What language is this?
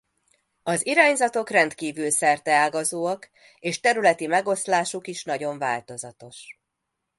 Hungarian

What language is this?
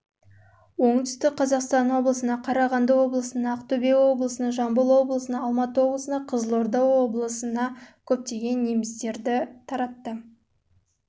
Kazakh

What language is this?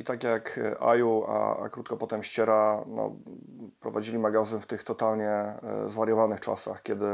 Polish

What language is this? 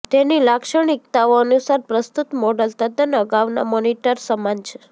Gujarati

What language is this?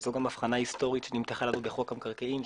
Hebrew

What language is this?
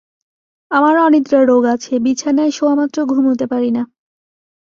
Bangla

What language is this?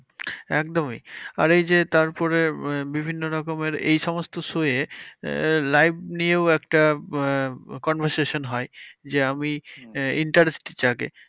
Bangla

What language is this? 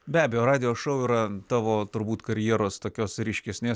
Lithuanian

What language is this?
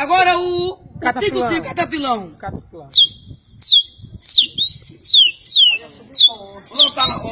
Portuguese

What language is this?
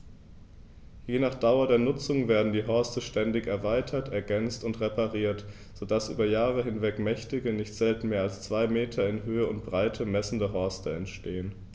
German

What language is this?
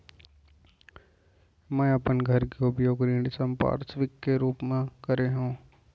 Chhattisgarhi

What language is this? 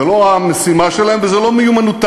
Hebrew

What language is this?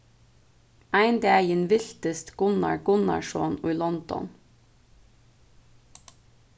Faroese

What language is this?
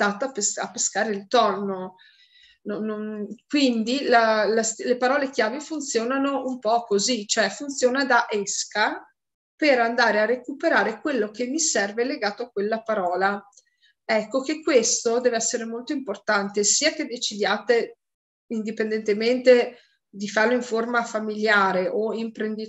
Italian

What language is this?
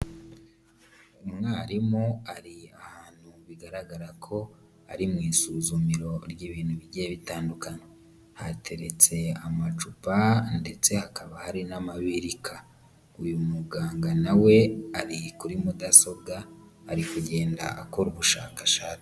Kinyarwanda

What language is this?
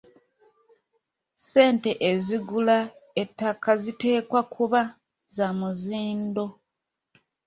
Ganda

